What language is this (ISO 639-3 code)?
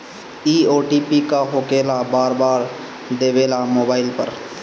bho